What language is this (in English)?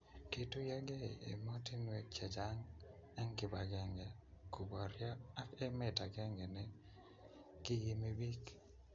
Kalenjin